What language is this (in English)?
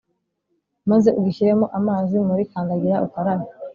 Kinyarwanda